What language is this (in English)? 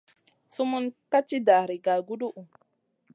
Masana